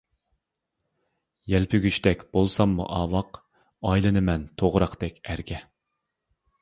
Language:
Uyghur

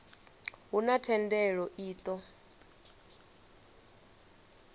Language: Venda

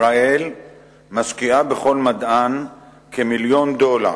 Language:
Hebrew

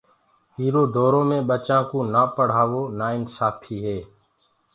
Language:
Gurgula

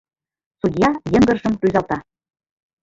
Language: Mari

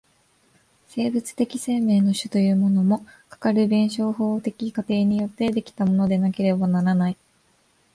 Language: Japanese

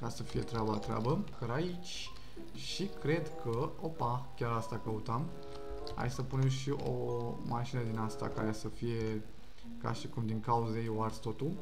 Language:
Romanian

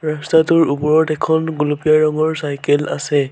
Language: Assamese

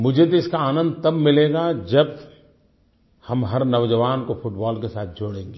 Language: Hindi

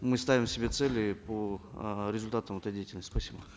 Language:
Kazakh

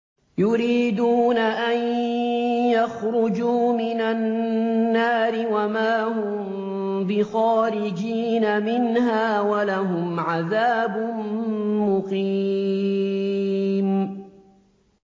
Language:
Arabic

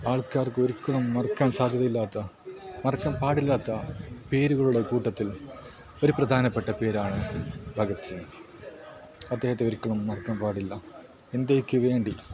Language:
Malayalam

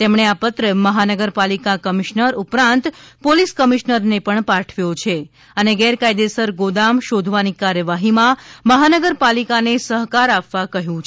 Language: Gujarati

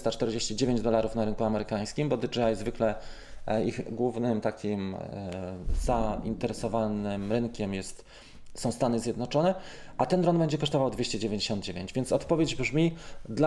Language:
Polish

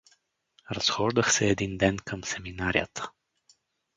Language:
Bulgarian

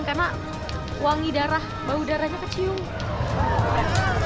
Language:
Indonesian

